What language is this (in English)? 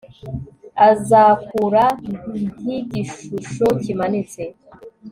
Kinyarwanda